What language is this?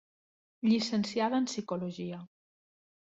Catalan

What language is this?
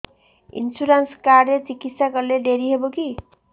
Odia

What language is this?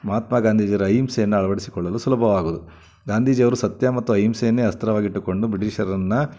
Kannada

